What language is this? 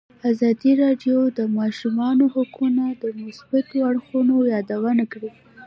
Pashto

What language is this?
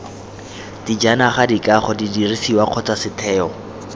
Tswana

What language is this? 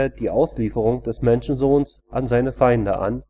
German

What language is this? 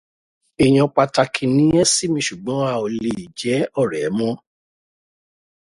Yoruba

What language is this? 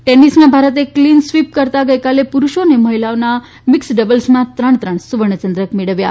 Gujarati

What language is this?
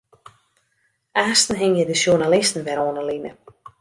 Western Frisian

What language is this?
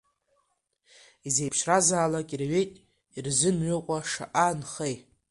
Abkhazian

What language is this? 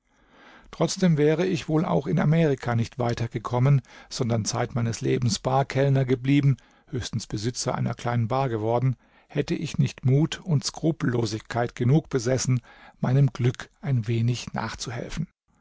German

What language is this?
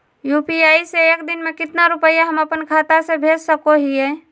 Magahi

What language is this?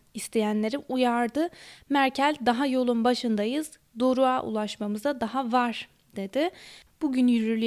Turkish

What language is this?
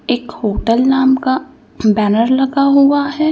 Hindi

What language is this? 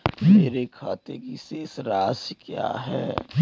Hindi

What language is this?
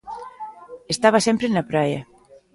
Galician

